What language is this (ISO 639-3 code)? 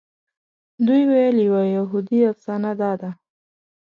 pus